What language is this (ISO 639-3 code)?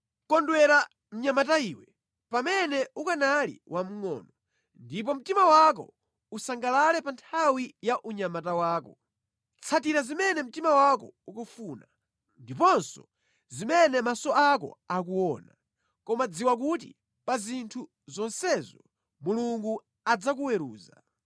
nya